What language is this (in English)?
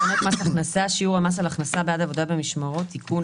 Hebrew